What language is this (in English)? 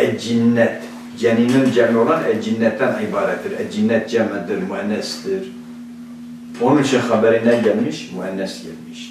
Turkish